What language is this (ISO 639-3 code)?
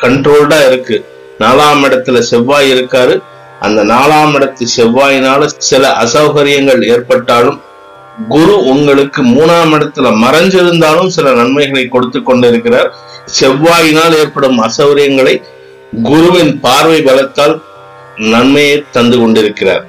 tam